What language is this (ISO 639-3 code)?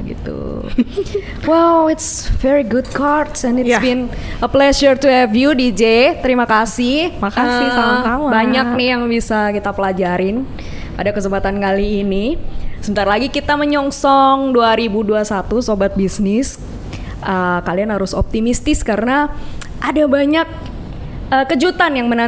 ind